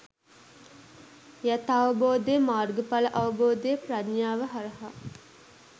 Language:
Sinhala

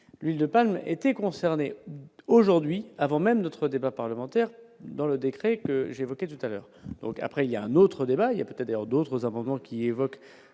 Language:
French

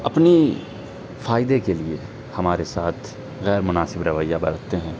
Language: Urdu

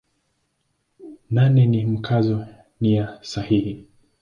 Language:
Swahili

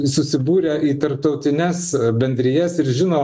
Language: Lithuanian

